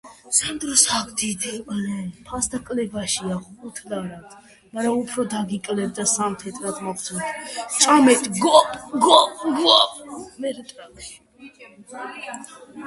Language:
Georgian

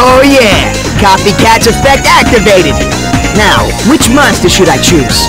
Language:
English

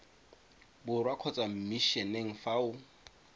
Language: Tswana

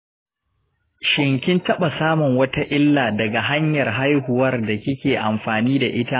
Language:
Hausa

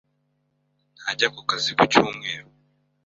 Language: Kinyarwanda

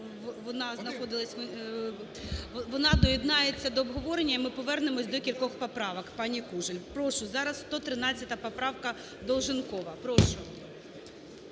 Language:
Ukrainian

